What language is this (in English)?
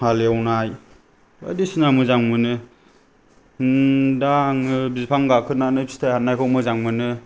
Bodo